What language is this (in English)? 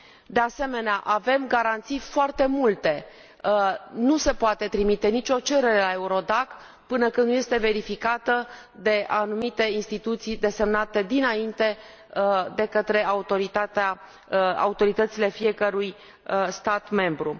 Romanian